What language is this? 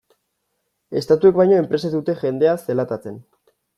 Basque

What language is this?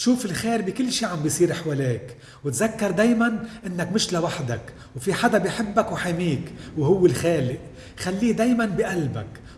Arabic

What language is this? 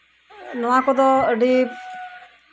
Santali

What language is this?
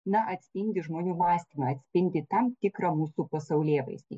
Lithuanian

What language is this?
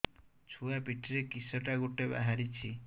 Odia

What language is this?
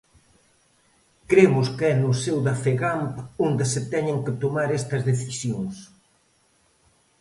Galician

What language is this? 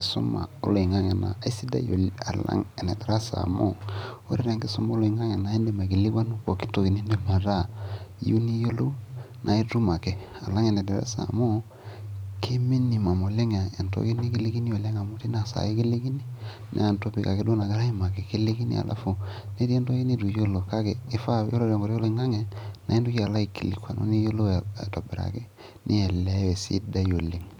Masai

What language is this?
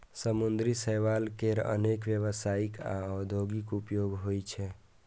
Maithili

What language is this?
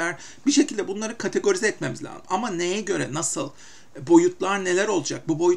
Turkish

